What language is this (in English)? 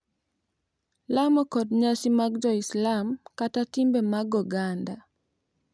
Luo (Kenya and Tanzania)